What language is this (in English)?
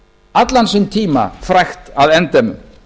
Icelandic